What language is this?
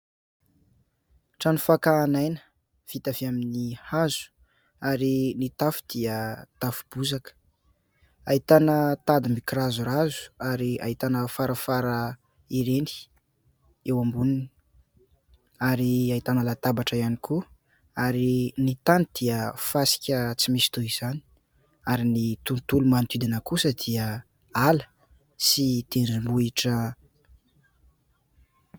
Malagasy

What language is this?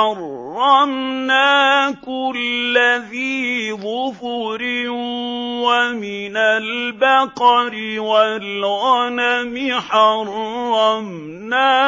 Arabic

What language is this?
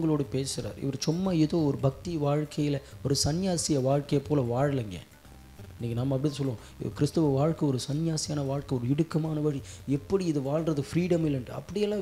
Tamil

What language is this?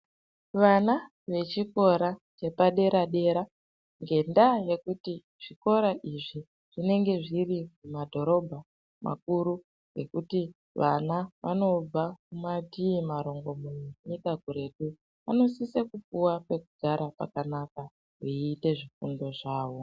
Ndau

